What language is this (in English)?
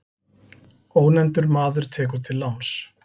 Icelandic